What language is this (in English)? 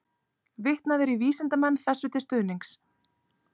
Icelandic